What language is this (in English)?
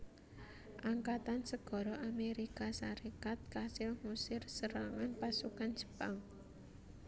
Javanese